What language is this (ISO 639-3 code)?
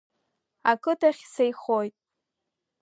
abk